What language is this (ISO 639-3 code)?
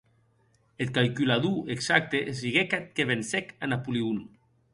oci